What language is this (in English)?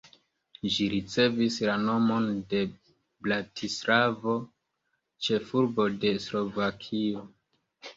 Esperanto